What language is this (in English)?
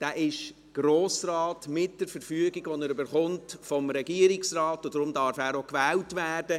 Swiss German